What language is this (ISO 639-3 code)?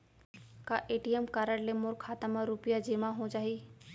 hne